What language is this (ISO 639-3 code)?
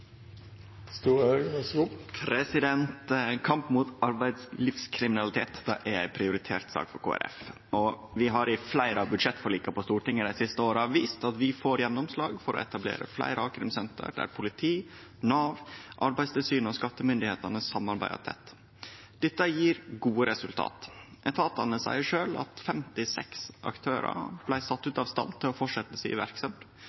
nno